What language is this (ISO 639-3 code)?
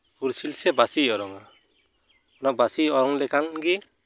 sat